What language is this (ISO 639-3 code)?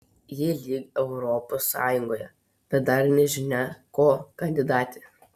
lit